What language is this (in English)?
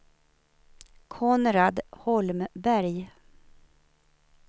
Swedish